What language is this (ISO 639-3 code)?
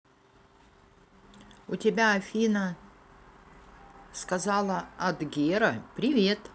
rus